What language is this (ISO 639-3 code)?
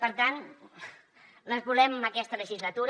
cat